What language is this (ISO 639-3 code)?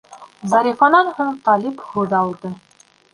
bak